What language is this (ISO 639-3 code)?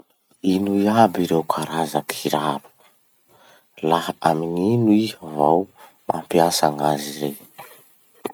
msh